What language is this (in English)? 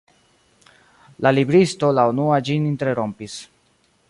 Esperanto